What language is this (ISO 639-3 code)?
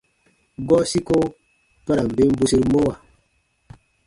bba